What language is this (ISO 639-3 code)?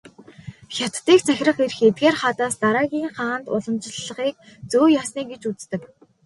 mon